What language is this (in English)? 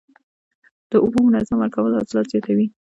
Pashto